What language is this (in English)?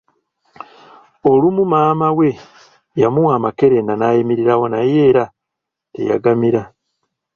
Ganda